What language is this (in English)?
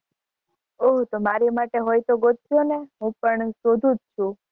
Gujarati